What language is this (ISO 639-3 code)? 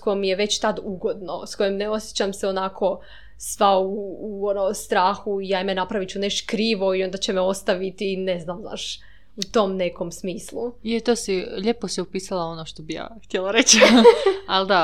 hrv